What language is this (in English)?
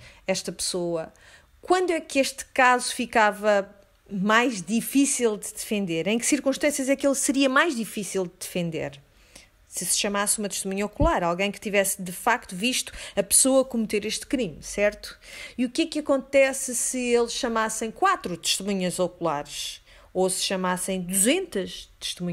Portuguese